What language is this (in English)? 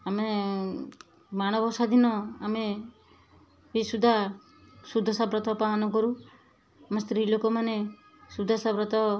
Odia